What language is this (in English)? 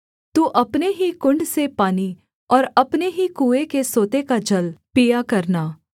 Hindi